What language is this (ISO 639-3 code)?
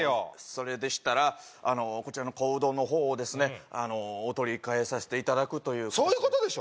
jpn